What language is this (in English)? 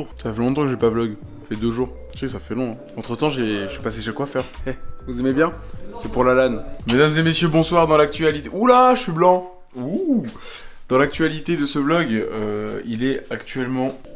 French